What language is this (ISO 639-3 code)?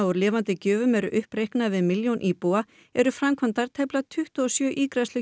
isl